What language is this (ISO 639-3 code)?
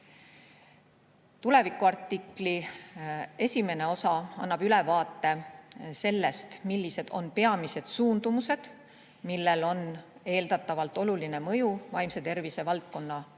est